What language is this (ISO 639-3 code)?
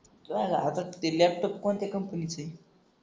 mar